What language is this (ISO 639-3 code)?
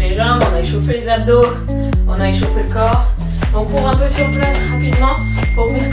fra